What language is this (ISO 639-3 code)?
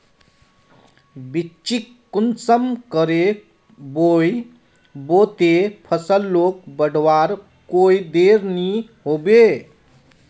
mag